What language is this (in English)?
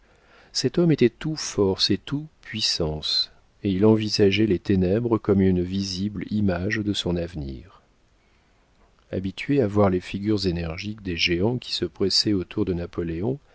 French